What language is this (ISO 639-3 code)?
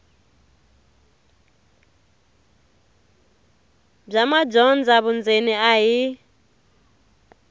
tso